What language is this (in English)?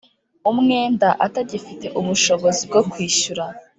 Kinyarwanda